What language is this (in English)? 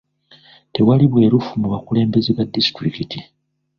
Ganda